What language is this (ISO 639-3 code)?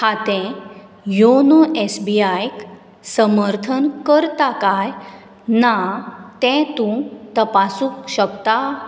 kok